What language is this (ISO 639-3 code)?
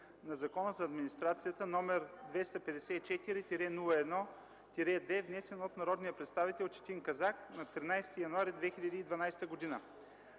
bul